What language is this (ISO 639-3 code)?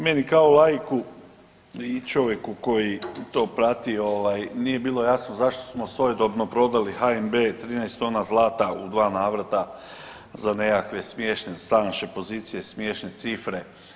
hrv